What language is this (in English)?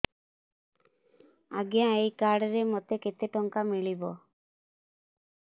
Odia